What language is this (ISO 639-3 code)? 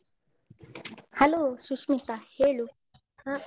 kan